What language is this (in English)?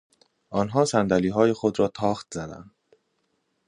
Persian